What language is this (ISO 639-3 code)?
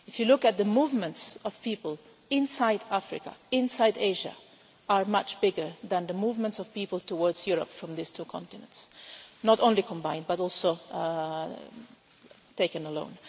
eng